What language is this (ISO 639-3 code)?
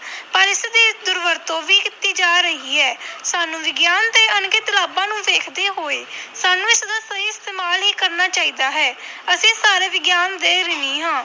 pan